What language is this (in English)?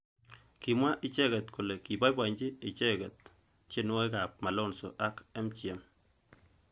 Kalenjin